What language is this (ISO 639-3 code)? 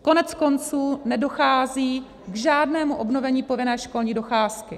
ces